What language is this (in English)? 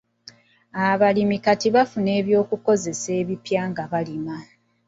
Ganda